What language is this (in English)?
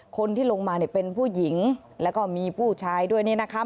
Thai